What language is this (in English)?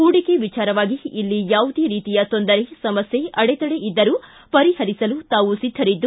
Kannada